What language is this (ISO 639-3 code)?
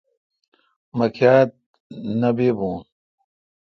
xka